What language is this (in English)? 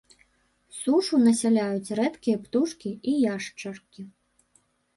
Belarusian